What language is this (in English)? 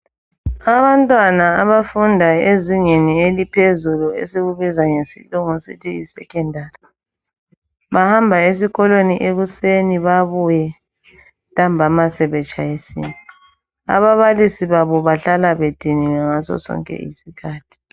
North Ndebele